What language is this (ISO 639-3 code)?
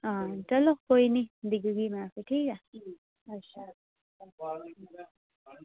doi